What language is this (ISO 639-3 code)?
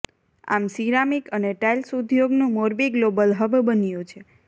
guj